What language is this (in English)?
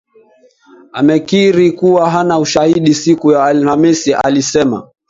Swahili